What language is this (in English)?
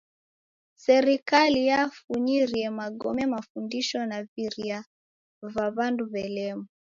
Taita